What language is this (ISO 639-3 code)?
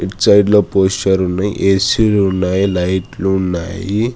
tel